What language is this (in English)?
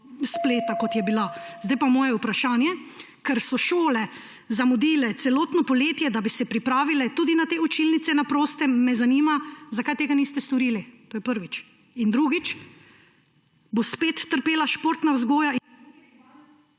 Slovenian